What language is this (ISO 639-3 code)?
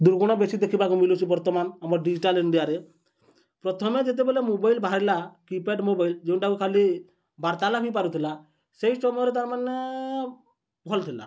ori